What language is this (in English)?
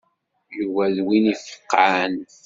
Kabyle